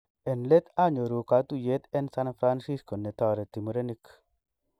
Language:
Kalenjin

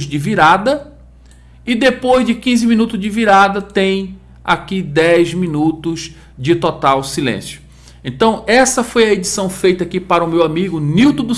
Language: Portuguese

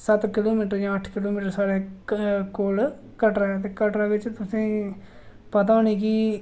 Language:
Dogri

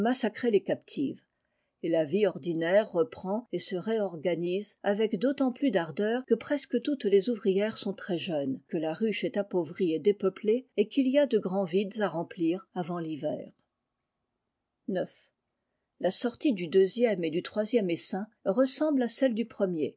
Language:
French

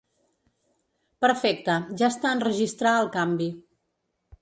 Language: Catalan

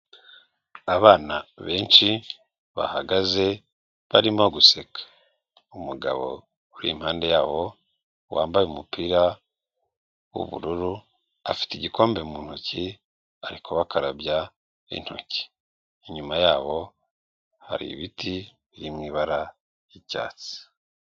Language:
Kinyarwanda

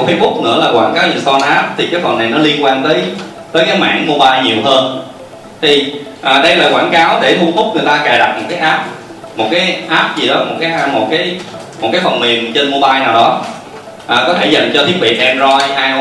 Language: Vietnamese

